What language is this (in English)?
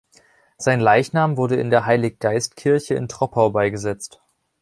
German